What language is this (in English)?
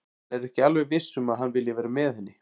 Icelandic